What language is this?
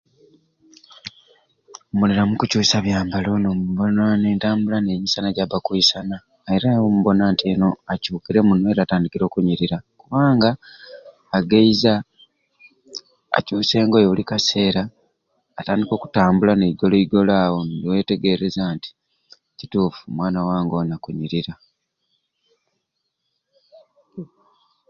Ruuli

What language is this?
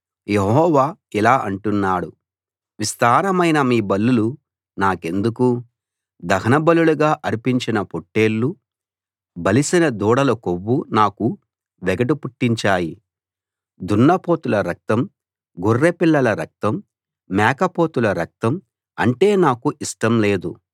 Telugu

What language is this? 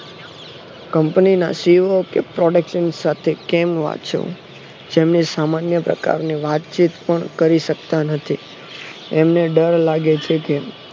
Gujarati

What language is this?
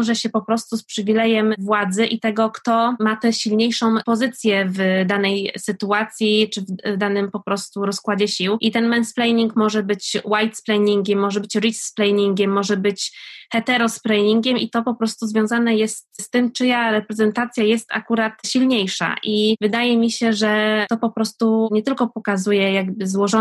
Polish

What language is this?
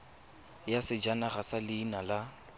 Tswana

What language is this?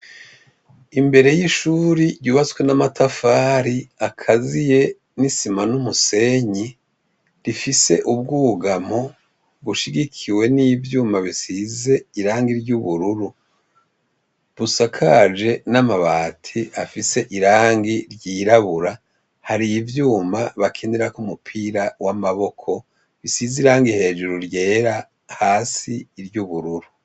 Rundi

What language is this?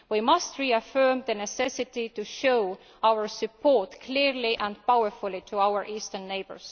English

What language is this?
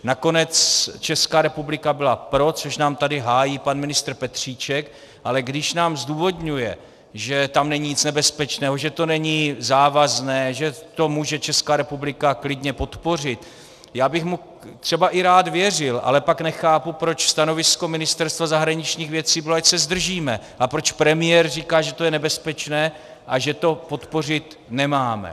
Czech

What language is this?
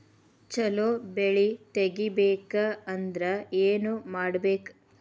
Kannada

